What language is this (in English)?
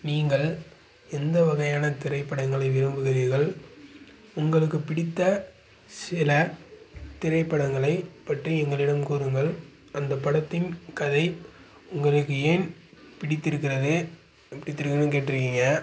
Tamil